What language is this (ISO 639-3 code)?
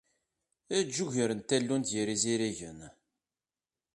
kab